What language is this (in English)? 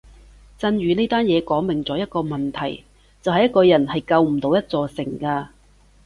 Cantonese